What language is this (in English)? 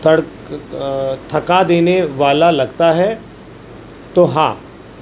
Urdu